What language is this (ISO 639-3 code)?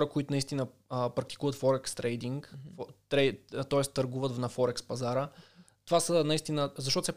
bul